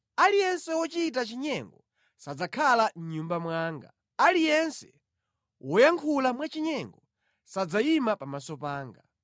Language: Nyanja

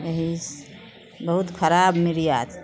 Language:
Maithili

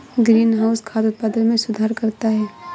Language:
Hindi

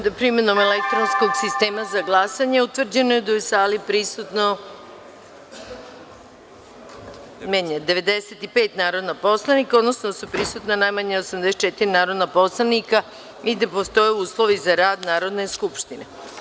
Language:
Serbian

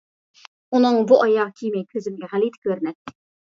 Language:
Uyghur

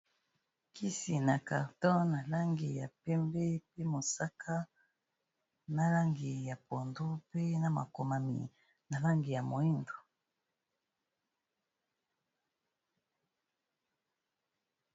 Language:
Lingala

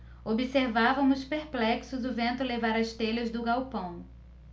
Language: Portuguese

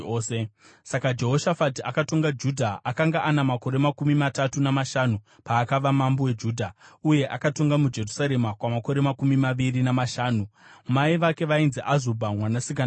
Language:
Shona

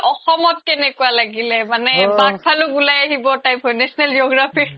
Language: Assamese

